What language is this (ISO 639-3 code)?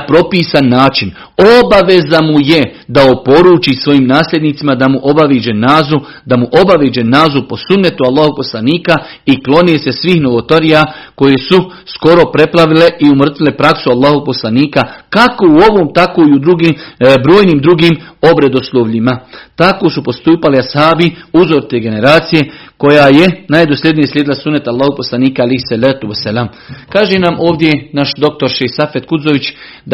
hrv